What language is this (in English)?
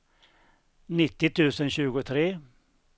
Swedish